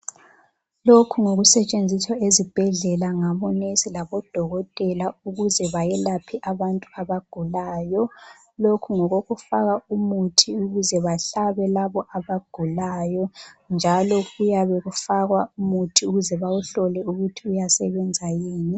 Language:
North Ndebele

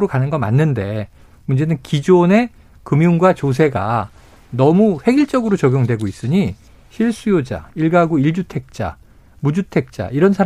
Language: Korean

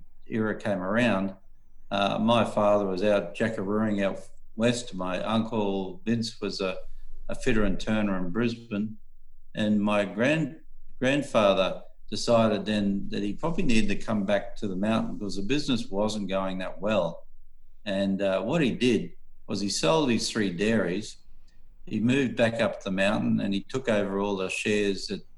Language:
English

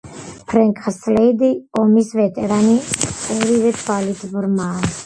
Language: Georgian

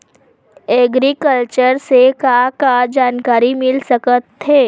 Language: Chhattisgarhi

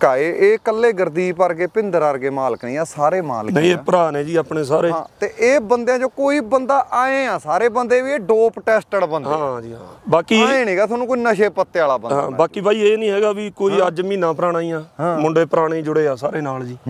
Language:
Punjabi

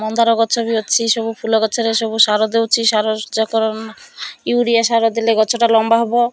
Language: Odia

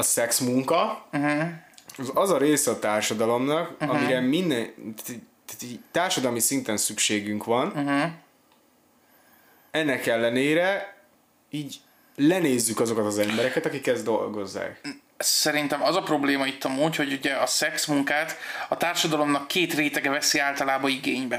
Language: Hungarian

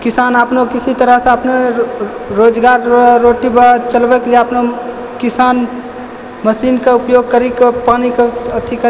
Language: Maithili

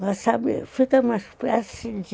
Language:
Portuguese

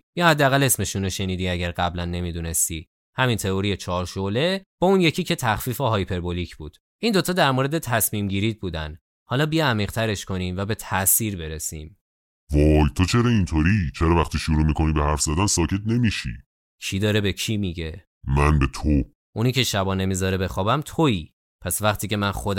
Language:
Persian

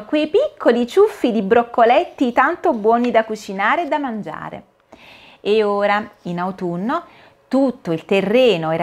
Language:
Italian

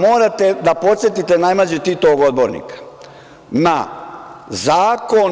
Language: Serbian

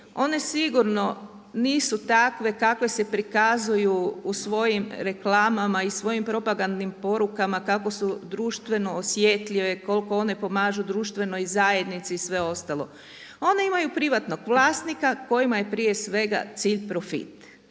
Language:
Croatian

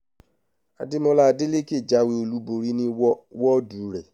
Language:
Yoruba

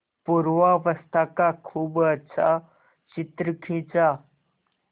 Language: Hindi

